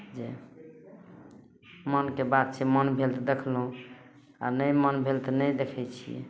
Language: Maithili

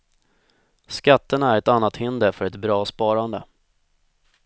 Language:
Swedish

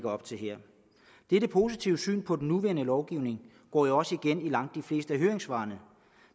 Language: Danish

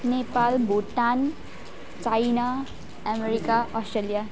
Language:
Nepali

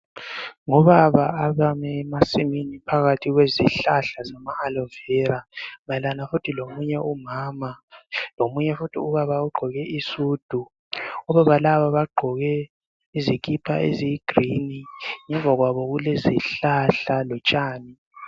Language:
North Ndebele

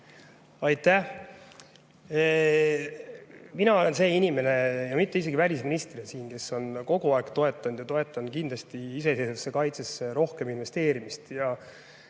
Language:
Estonian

